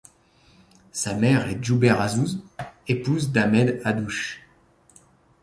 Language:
French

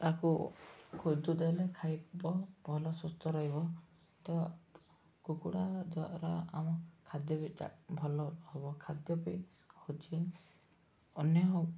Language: Odia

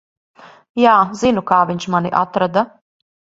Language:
Latvian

